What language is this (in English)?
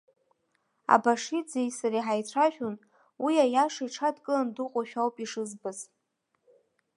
Abkhazian